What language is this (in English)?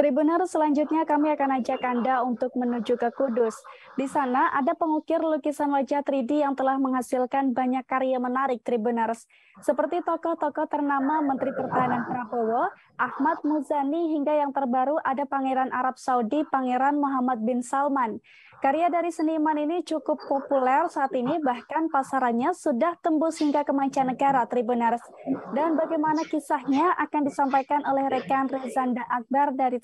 Indonesian